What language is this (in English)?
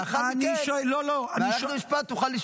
Hebrew